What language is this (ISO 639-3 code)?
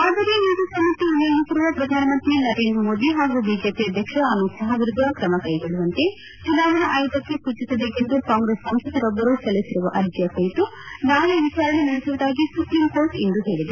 kan